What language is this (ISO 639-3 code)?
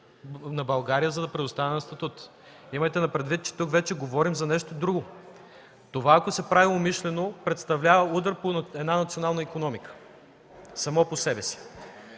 bul